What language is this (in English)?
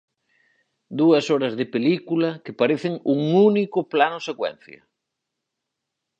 Galician